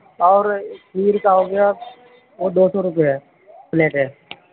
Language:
Urdu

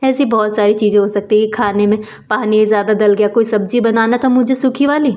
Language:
Hindi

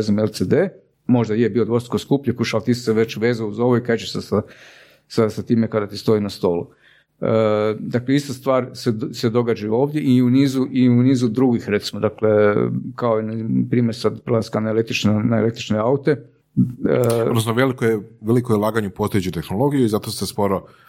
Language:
Croatian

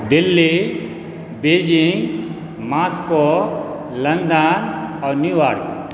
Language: Maithili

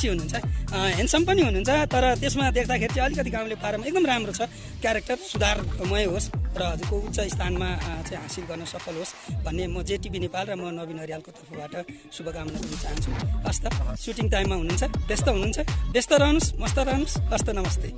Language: Nepali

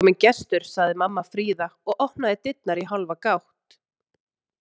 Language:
Icelandic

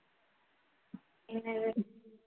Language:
Tamil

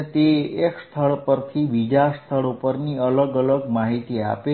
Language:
Gujarati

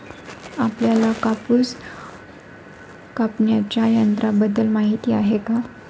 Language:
Marathi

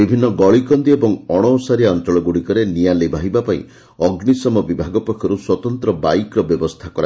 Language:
Odia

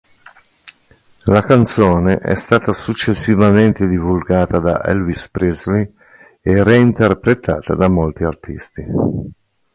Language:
Italian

